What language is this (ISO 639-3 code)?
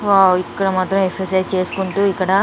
tel